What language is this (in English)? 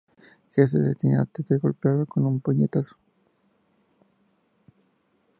Spanish